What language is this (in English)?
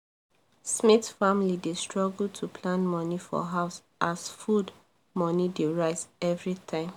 Nigerian Pidgin